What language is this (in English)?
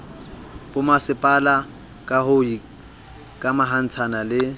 Southern Sotho